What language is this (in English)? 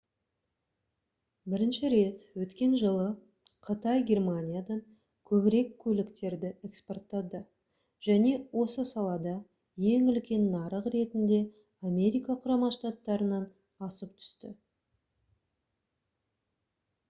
Kazakh